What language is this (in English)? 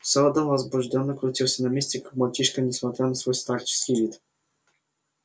Russian